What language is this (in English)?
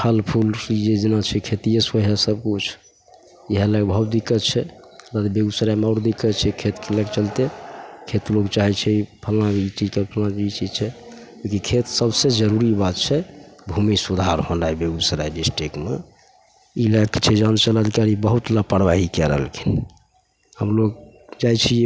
Maithili